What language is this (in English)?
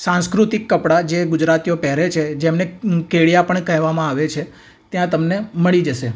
Gujarati